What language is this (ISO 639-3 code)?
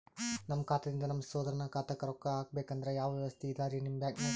kan